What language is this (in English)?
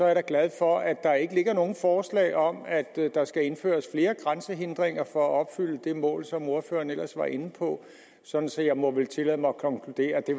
Danish